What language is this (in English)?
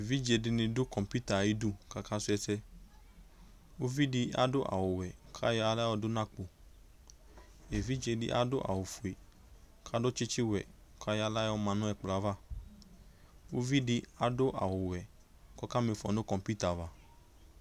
Ikposo